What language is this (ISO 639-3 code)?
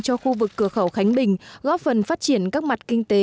vie